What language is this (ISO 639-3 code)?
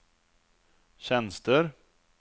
swe